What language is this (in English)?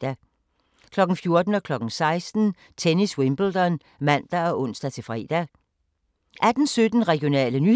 Danish